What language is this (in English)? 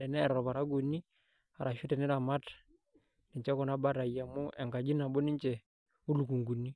Masai